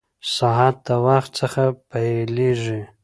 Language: Pashto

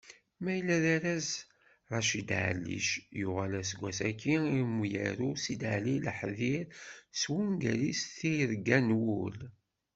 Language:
Kabyle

